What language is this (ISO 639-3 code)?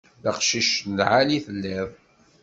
kab